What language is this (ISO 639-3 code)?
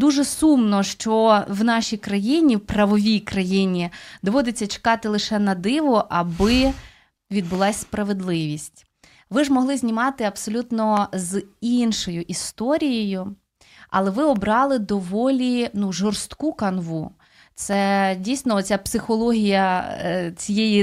ukr